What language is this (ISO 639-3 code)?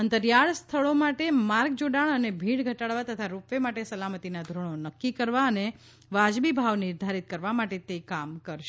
guj